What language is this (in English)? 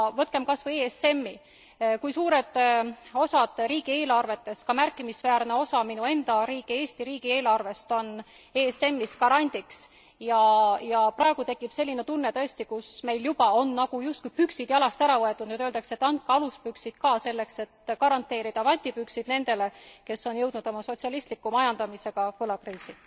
Estonian